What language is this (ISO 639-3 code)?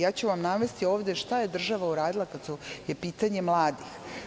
srp